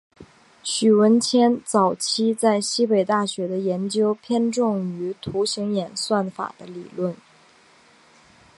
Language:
Chinese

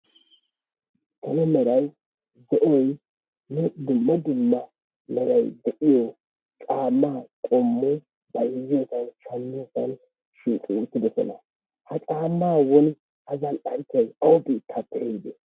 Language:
Wolaytta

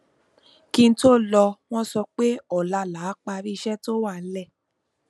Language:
Yoruba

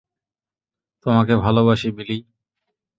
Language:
Bangla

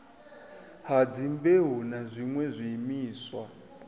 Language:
Venda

